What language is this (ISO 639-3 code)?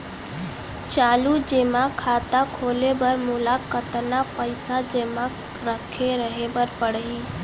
hne